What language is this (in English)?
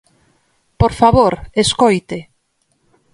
Galician